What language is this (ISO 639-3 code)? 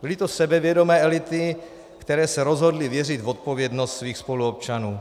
ces